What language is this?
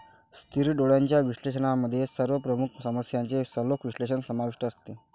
Marathi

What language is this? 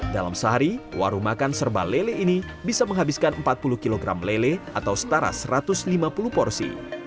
Indonesian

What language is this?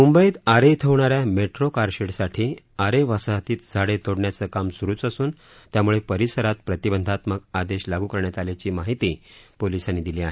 Marathi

